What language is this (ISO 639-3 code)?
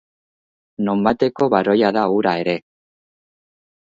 eus